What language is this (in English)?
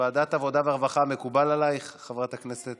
Hebrew